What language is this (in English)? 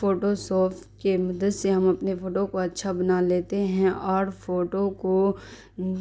Urdu